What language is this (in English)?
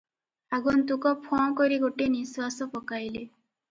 Odia